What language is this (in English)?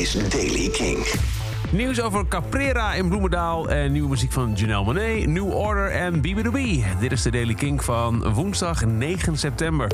Dutch